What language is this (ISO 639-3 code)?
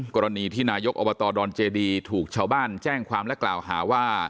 tha